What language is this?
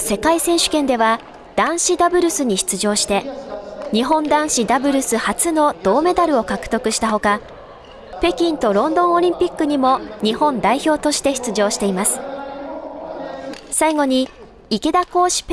Japanese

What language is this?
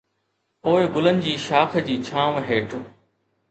Sindhi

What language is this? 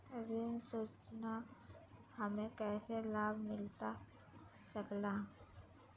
Magahi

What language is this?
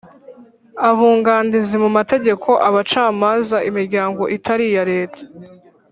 Kinyarwanda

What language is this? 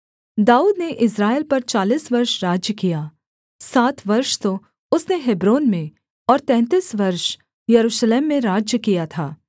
Hindi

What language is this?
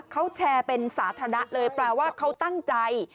Thai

